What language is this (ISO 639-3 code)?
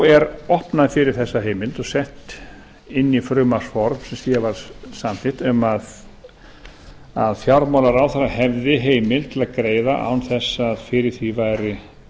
isl